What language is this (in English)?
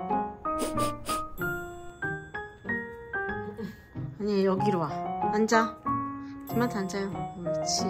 Korean